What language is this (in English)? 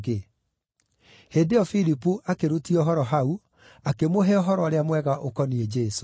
Kikuyu